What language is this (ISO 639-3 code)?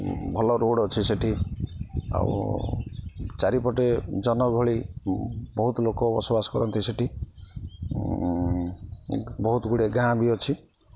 ori